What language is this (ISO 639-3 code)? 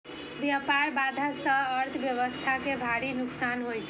mai